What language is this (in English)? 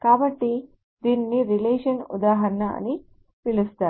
Telugu